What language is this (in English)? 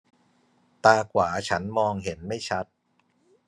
Thai